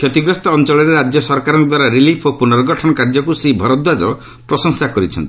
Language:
Odia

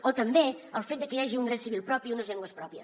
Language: Catalan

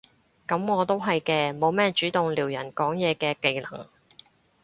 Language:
Cantonese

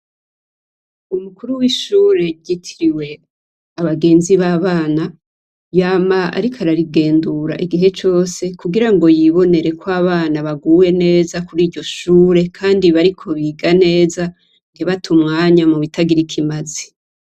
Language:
Rundi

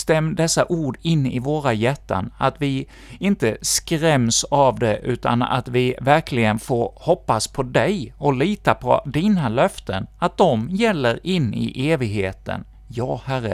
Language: Swedish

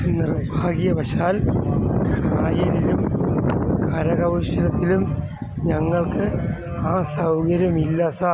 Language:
Malayalam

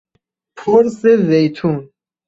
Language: Persian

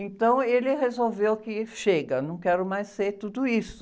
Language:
Portuguese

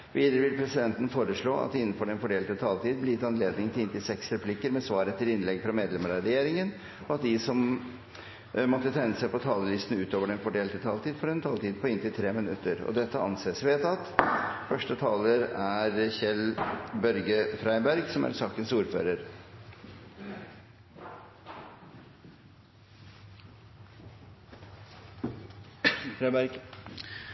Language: Norwegian Bokmål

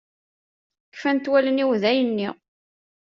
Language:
Kabyle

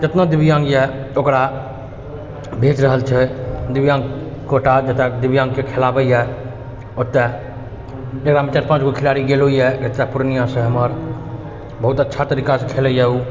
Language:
Maithili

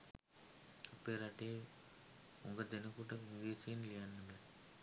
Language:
Sinhala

